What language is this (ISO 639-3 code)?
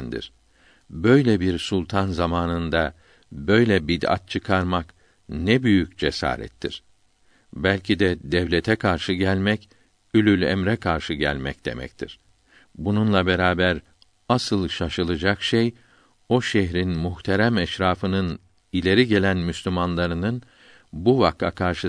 tur